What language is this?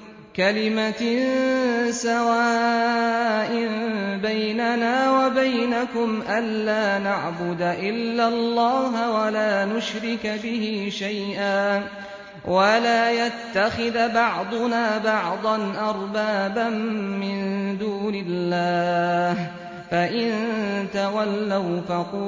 Arabic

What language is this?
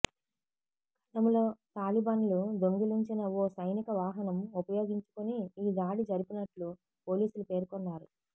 Telugu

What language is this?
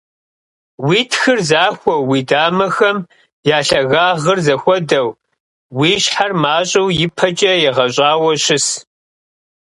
Kabardian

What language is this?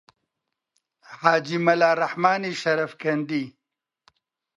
Central Kurdish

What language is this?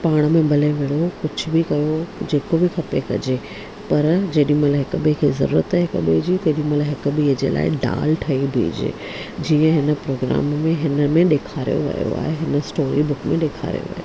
Sindhi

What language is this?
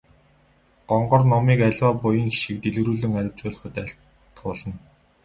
Mongolian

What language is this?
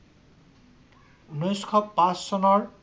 Assamese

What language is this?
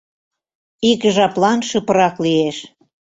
Mari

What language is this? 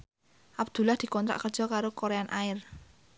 Javanese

